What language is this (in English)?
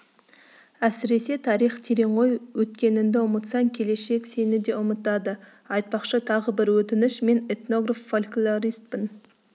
Kazakh